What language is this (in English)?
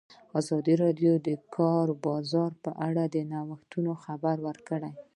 Pashto